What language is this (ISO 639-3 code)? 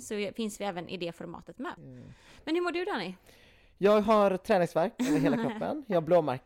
swe